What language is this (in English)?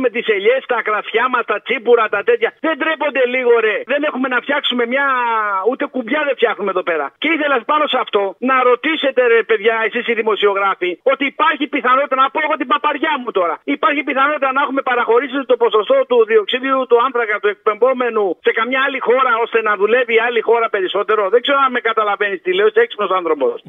Greek